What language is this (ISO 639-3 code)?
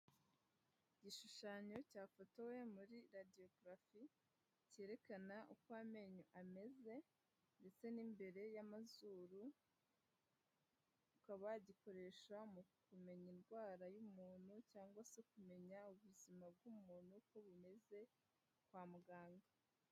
kin